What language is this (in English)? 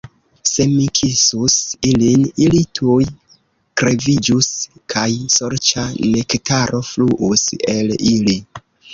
Esperanto